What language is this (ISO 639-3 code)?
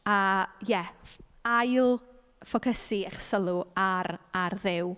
cym